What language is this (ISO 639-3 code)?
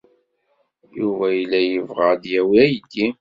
kab